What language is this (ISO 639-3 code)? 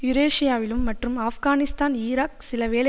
tam